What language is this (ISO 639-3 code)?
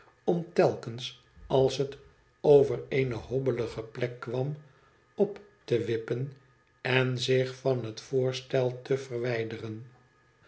nld